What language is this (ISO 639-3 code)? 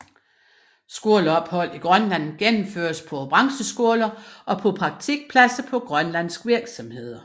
dan